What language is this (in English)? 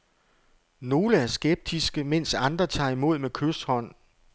Danish